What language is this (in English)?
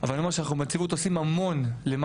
Hebrew